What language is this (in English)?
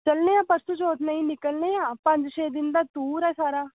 Dogri